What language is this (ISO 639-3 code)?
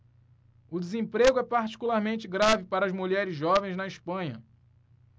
por